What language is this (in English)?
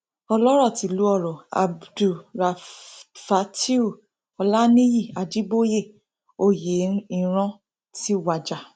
Yoruba